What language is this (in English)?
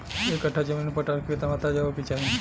Bhojpuri